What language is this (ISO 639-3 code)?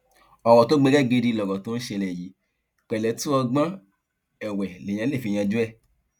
yor